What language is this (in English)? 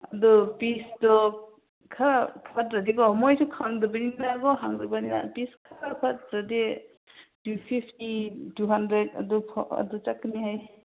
Manipuri